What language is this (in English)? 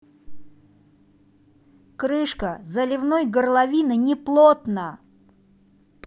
Russian